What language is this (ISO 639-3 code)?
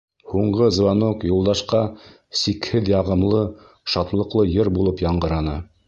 bak